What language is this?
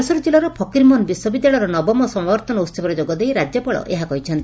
Odia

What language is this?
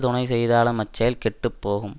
Tamil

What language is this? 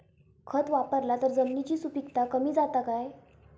Marathi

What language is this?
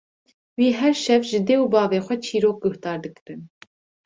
Kurdish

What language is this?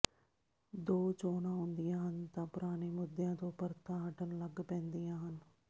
Punjabi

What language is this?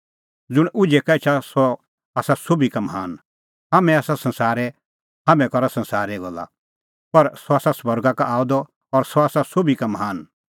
Kullu Pahari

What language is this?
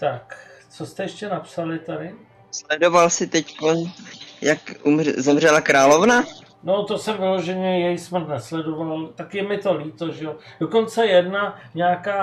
Czech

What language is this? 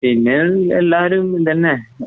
Malayalam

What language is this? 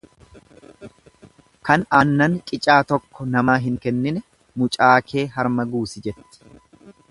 Oromo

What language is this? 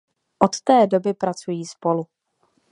Czech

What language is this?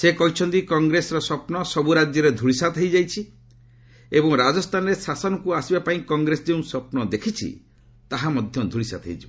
Odia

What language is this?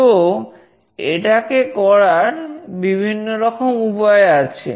Bangla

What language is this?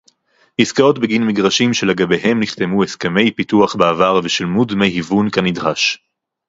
Hebrew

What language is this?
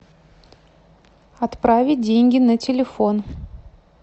Russian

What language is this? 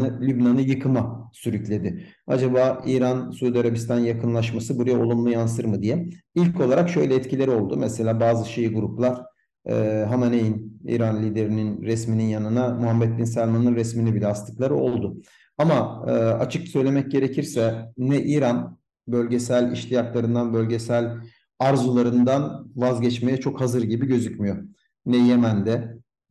Turkish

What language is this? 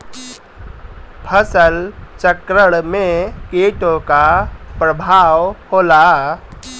Bhojpuri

